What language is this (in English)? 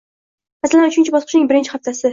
Uzbek